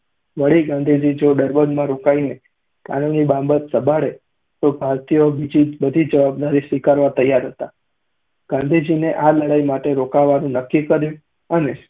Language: Gujarati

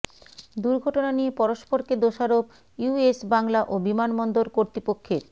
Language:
Bangla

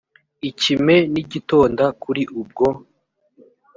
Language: Kinyarwanda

